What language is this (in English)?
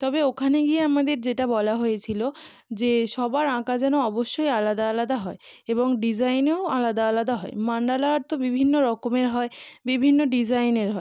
Bangla